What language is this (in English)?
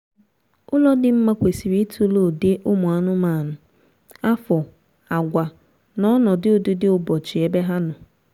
Igbo